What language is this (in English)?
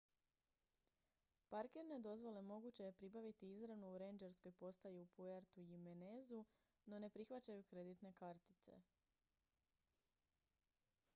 Croatian